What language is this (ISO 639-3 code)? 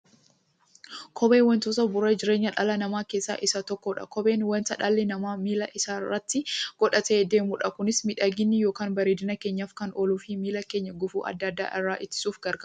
orm